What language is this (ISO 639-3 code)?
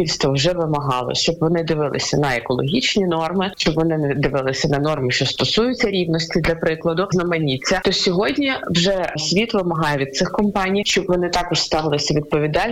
ukr